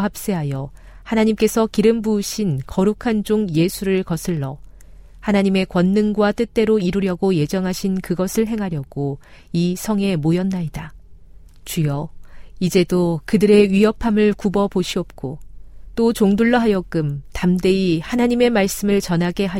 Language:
Korean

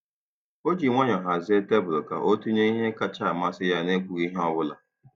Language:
Igbo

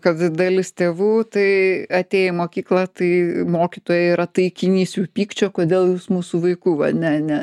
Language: Lithuanian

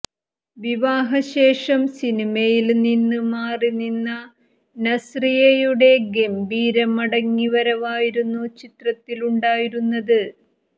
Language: Malayalam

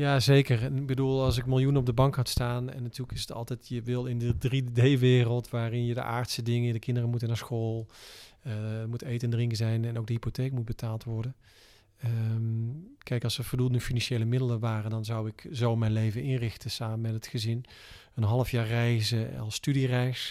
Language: Dutch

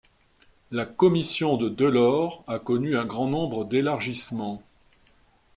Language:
French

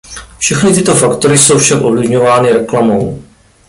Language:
Czech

